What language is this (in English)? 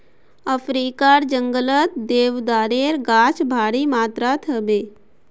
Magahi